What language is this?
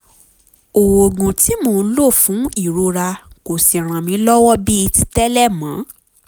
Yoruba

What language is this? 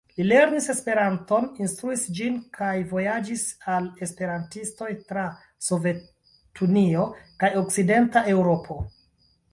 Esperanto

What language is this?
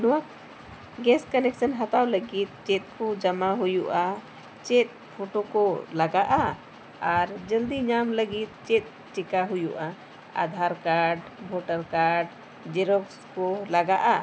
Santali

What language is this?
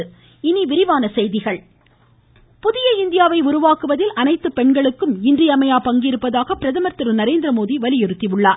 Tamil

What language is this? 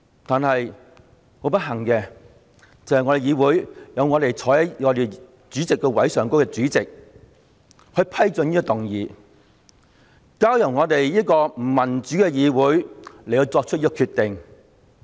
Cantonese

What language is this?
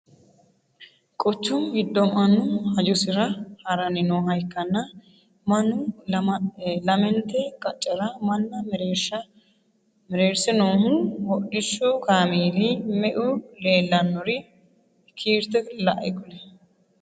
Sidamo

